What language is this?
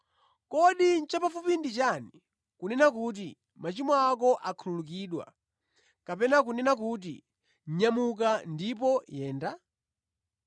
Nyanja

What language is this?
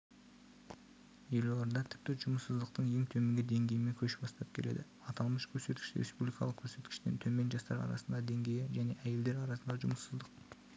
Kazakh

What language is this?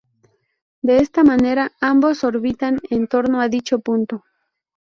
Spanish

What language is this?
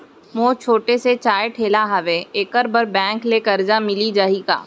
Chhattisgarhi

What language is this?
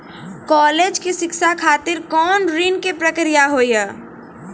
Maithili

